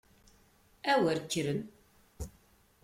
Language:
Kabyle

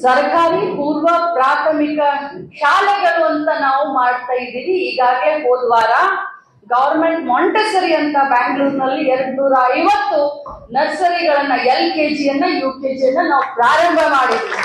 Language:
Kannada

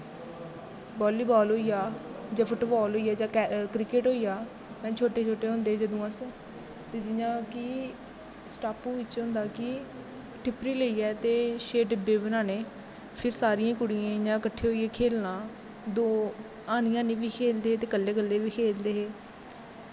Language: Dogri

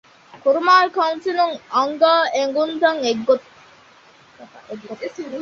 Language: Divehi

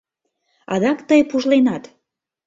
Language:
Mari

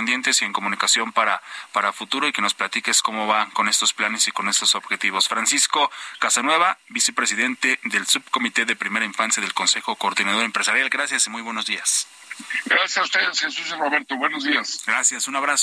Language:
Spanish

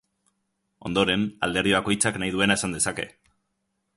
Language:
Basque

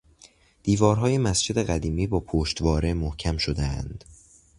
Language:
Persian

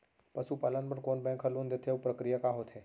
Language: Chhattisgarhi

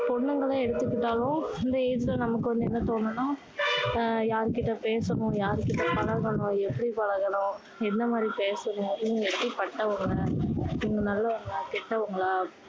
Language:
Tamil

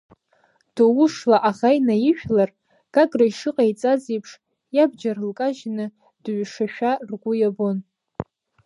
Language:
Abkhazian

